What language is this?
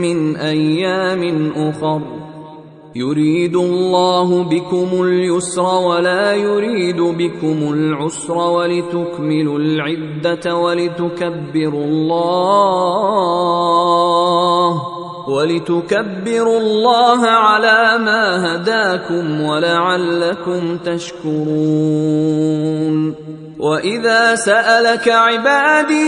Arabic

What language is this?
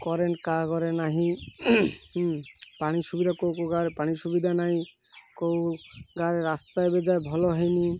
Odia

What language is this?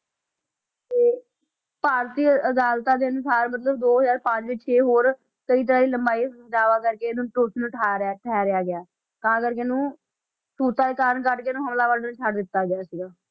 Punjabi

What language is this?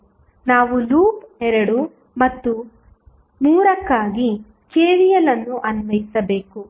Kannada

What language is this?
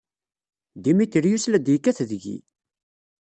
Kabyle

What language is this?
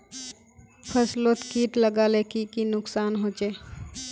Magahi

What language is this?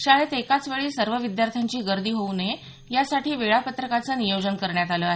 Marathi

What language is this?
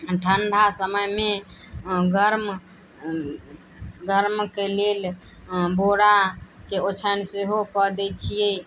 Maithili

